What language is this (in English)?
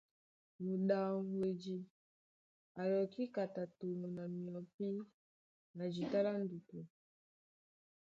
Duala